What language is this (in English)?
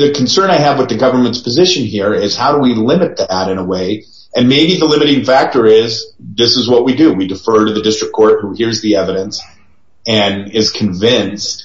English